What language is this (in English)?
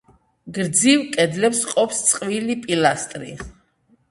Georgian